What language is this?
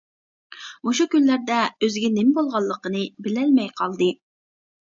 Uyghur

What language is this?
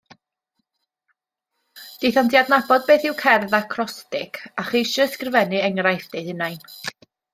Welsh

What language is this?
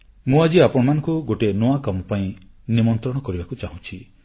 Odia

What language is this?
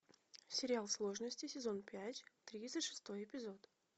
Russian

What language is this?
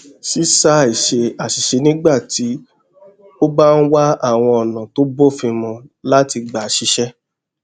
Yoruba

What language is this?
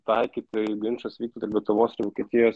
Lithuanian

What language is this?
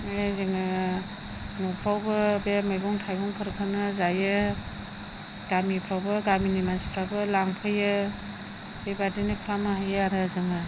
Bodo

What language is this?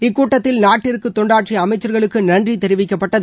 Tamil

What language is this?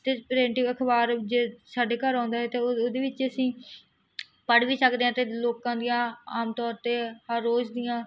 Punjabi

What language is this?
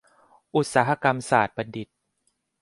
Thai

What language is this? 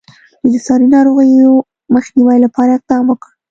Pashto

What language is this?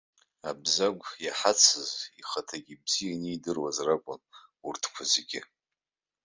Abkhazian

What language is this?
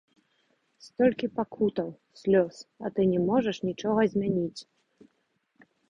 Belarusian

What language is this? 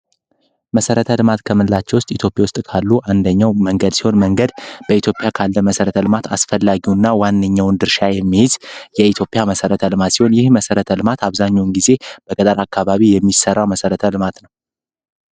Amharic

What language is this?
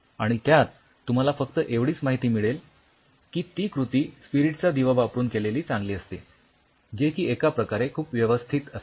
Marathi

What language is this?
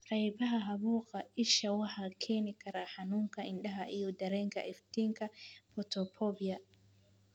Somali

